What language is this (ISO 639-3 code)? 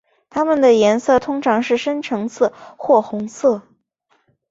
zho